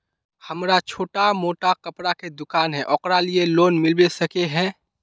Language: Magahi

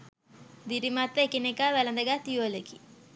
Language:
Sinhala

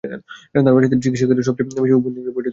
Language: Bangla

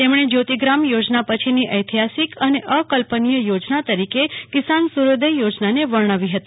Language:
Gujarati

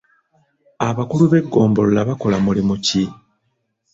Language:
Ganda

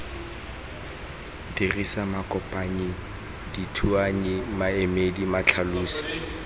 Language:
Tswana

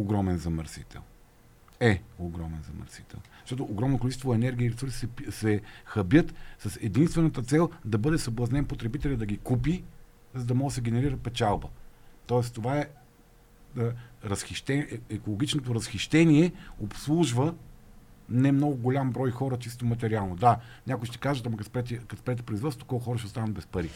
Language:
Bulgarian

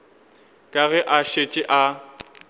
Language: Northern Sotho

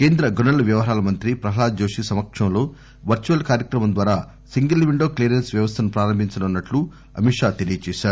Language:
Telugu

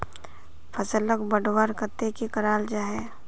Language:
Magahi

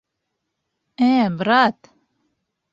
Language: Bashkir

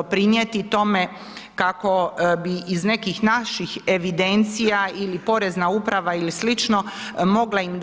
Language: Croatian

